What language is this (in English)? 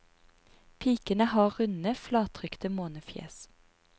Norwegian